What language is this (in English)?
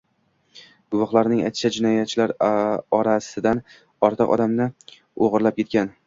Uzbek